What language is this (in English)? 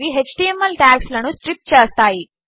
Telugu